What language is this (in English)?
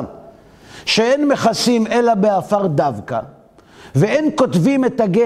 Hebrew